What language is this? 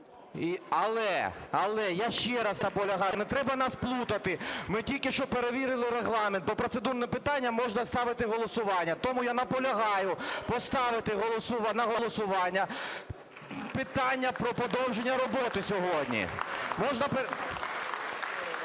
Ukrainian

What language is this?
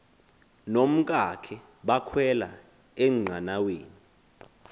Xhosa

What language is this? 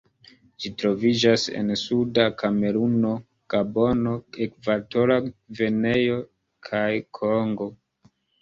Esperanto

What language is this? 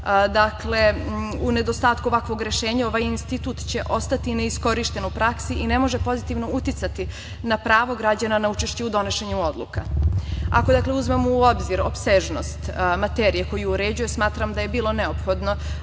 Serbian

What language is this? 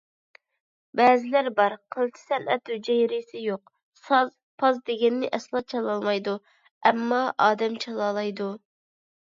Uyghur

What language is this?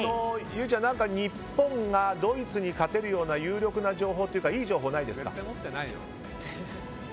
Japanese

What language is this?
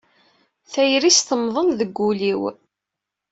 Kabyle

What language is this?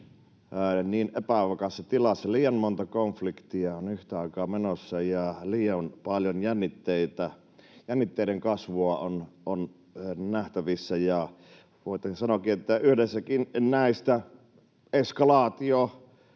Finnish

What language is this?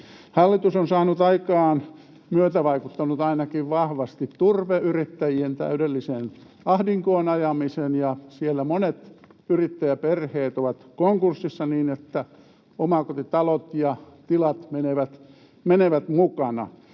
Finnish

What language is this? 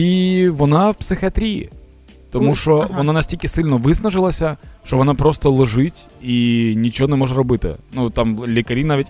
Ukrainian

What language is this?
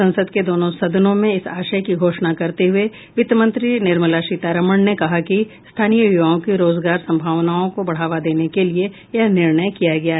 Hindi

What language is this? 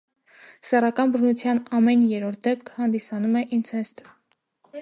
Armenian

